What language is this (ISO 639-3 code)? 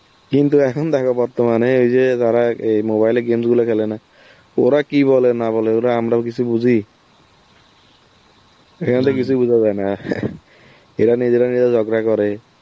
ben